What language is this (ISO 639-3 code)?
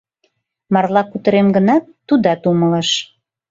chm